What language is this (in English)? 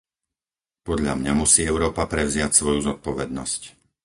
Slovak